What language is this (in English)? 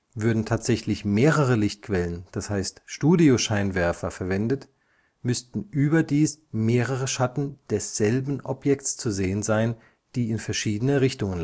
German